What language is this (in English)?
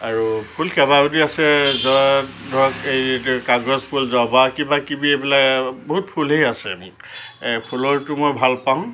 Assamese